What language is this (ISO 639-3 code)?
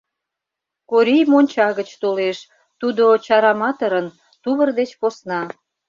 chm